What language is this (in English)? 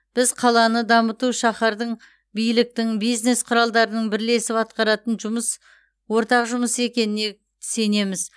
Kazakh